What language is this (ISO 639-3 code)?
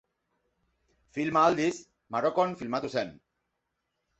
eus